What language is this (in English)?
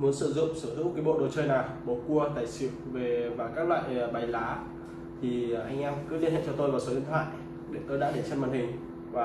Vietnamese